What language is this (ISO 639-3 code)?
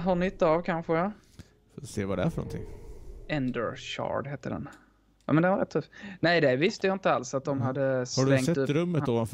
swe